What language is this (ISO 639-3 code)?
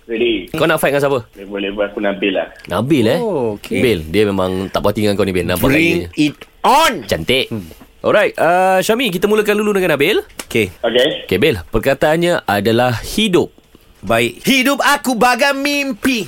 msa